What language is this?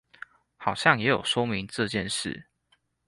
Chinese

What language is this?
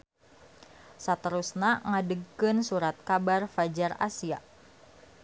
Sundanese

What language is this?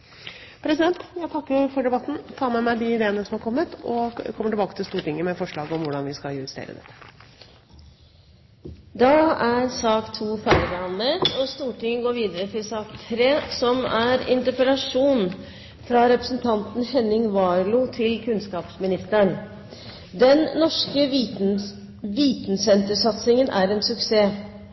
Norwegian Bokmål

